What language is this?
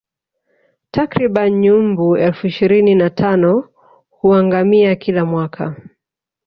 Swahili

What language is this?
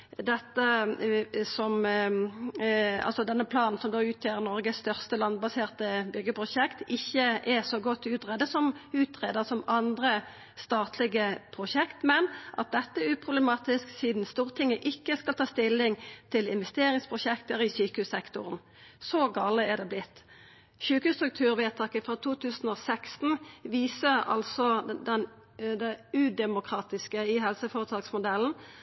Norwegian Nynorsk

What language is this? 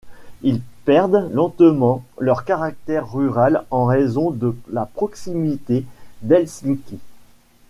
French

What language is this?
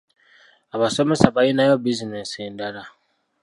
Ganda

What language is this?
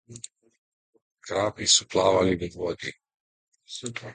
Slovenian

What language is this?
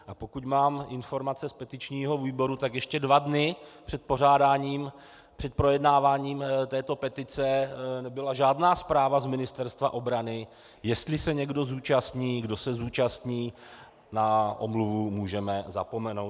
Czech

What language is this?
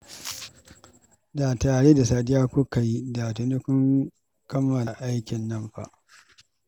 Hausa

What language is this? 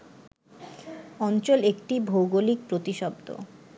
Bangla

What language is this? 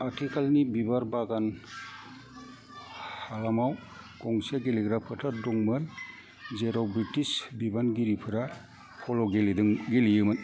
Bodo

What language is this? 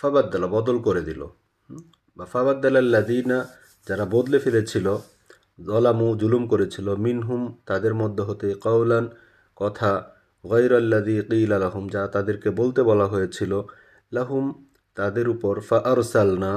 Bangla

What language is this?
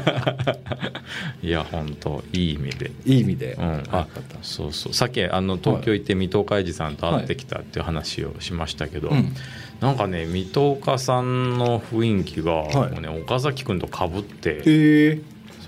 Japanese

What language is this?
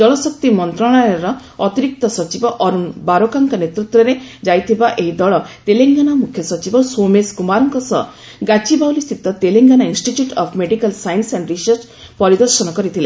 Odia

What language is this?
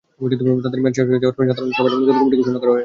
Bangla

